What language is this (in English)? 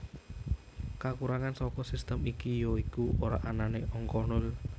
Javanese